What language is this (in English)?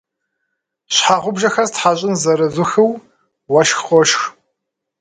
Kabardian